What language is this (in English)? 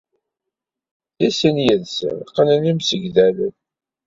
Kabyle